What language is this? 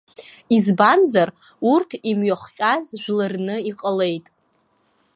Abkhazian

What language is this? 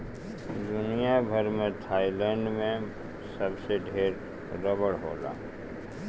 Bhojpuri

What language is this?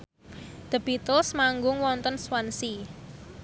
Javanese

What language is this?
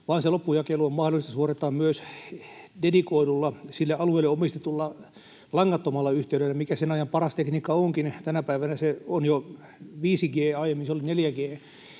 Finnish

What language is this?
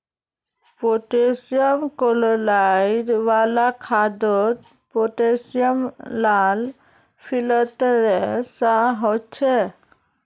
Magahi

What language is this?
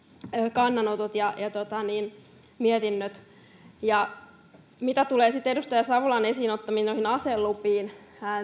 Finnish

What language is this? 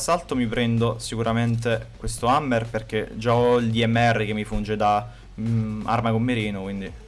Italian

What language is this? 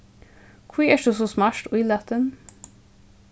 Faroese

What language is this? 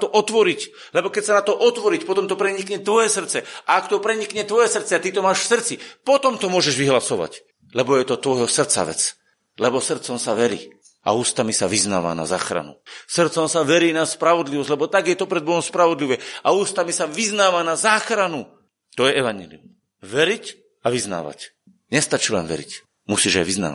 Slovak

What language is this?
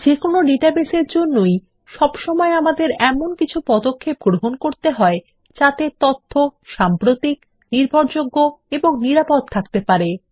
Bangla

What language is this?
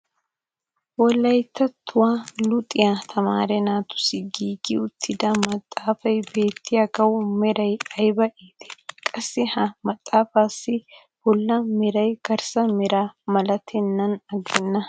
Wolaytta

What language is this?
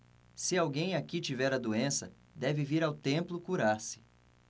Portuguese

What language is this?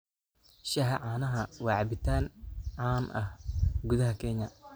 Somali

